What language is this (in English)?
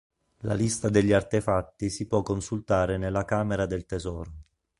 Italian